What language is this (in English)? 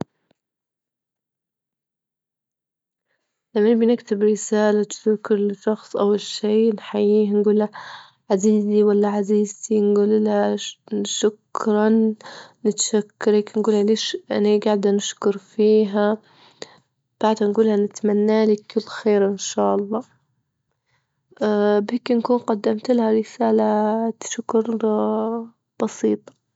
Libyan Arabic